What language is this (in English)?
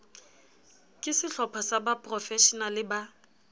Southern Sotho